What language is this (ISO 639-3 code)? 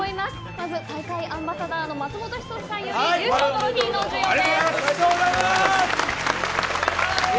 jpn